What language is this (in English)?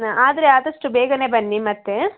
Kannada